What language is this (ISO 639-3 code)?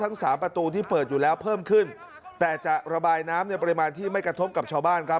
tha